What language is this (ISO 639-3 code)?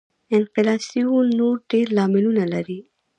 pus